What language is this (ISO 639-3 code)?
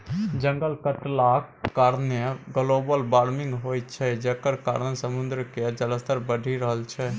mai